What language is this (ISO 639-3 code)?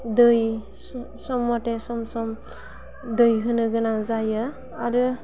brx